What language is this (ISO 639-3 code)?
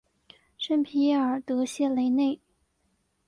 zho